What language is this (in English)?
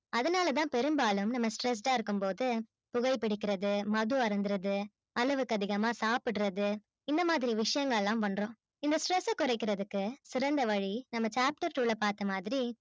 Tamil